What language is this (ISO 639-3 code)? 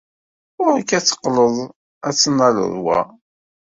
kab